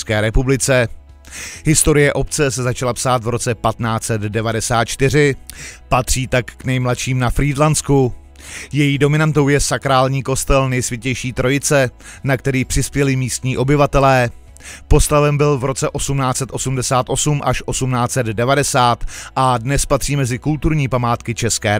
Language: Czech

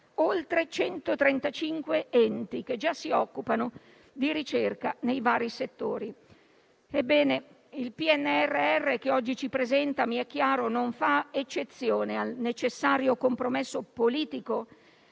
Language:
Italian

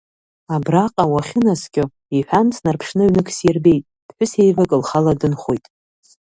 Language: Abkhazian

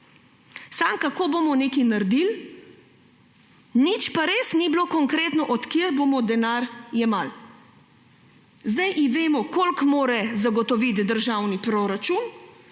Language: Slovenian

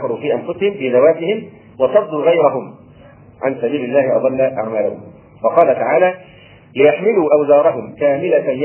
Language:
Arabic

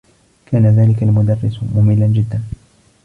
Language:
Arabic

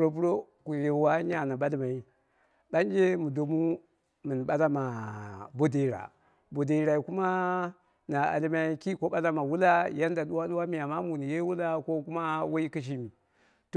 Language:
Dera (Nigeria)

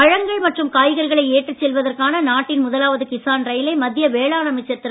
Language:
Tamil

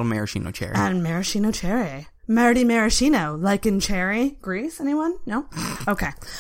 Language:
English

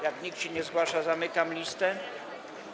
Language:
Polish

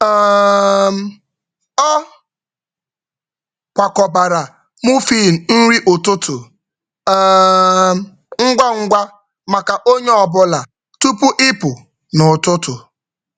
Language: Igbo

